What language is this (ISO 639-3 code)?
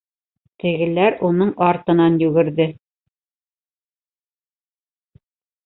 bak